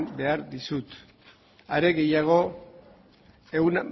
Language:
Basque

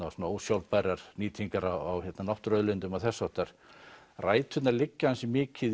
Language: Icelandic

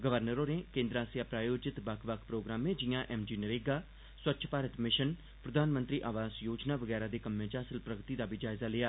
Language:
Dogri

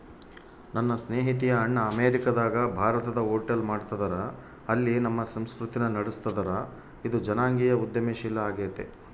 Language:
Kannada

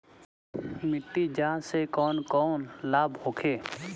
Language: Bhojpuri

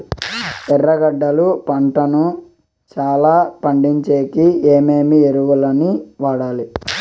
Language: Telugu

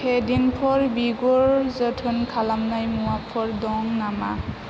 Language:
Bodo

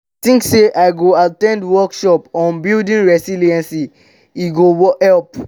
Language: Nigerian Pidgin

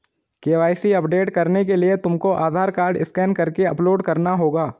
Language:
Hindi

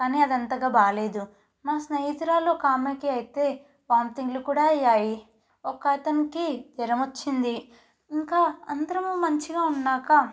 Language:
Telugu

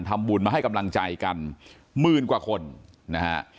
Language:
Thai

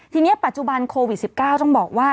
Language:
Thai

